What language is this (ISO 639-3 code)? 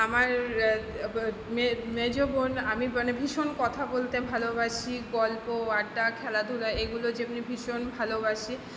ben